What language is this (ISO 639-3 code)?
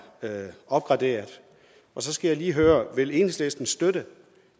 dan